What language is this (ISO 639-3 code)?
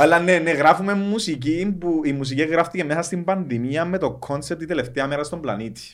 ell